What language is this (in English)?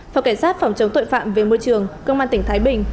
Vietnamese